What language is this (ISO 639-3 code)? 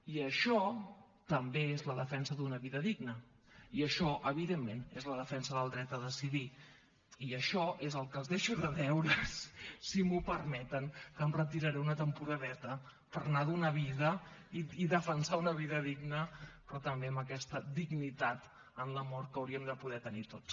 cat